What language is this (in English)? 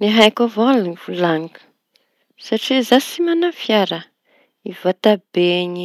Tanosy Malagasy